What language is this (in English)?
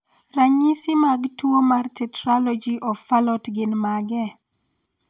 Luo (Kenya and Tanzania)